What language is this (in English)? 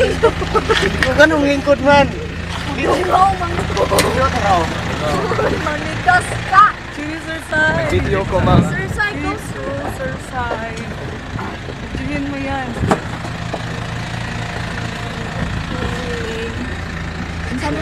Filipino